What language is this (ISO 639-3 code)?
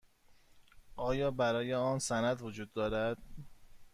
fas